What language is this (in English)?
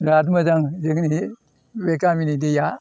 Bodo